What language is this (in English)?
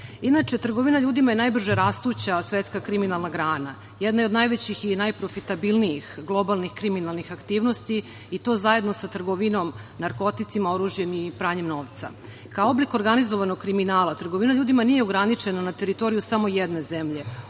Serbian